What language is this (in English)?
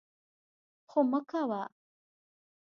Pashto